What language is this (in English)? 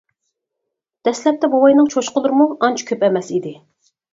Uyghur